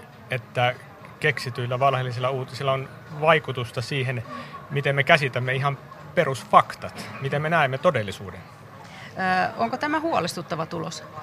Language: Finnish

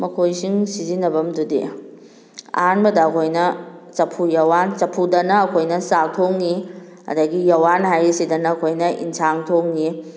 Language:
Manipuri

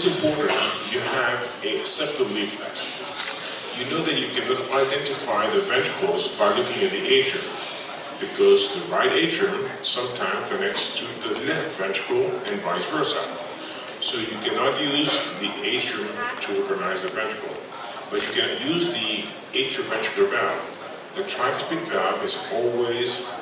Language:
English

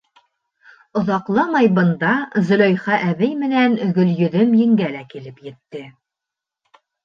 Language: Bashkir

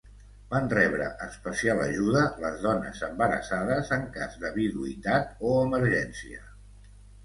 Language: Catalan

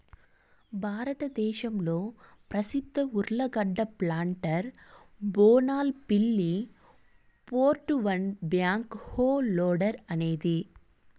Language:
Telugu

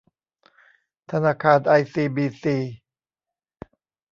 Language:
Thai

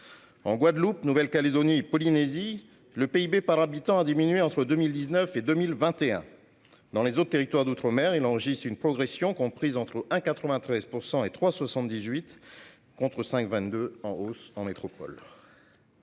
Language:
French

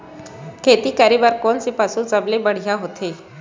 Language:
Chhattisgarhi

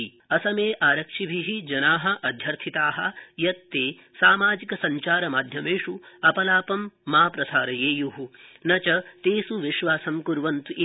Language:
Sanskrit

